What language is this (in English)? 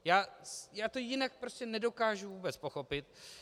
Czech